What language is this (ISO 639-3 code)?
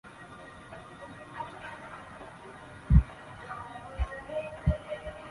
zho